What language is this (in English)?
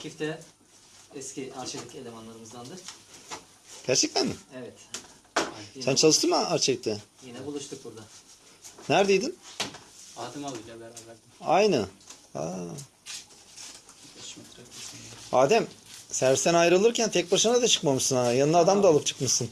Turkish